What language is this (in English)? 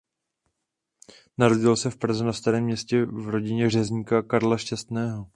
Czech